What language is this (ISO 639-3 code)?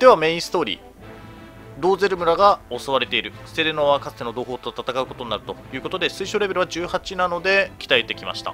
jpn